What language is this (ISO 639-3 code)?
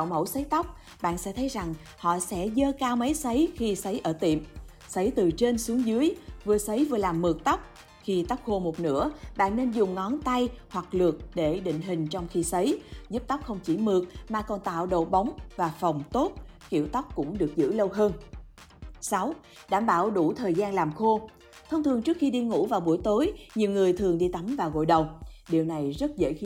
vie